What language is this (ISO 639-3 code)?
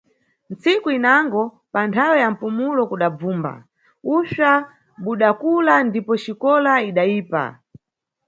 nyu